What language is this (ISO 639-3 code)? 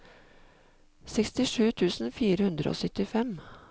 nor